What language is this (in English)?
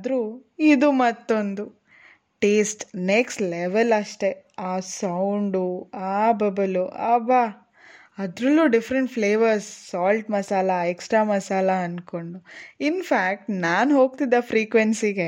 Kannada